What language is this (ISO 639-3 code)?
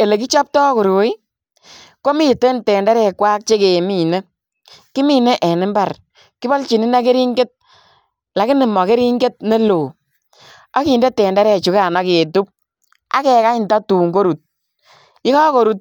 kln